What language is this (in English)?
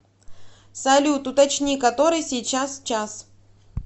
Russian